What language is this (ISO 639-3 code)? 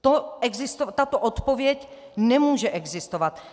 ces